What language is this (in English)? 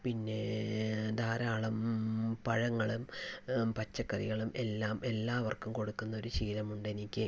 Malayalam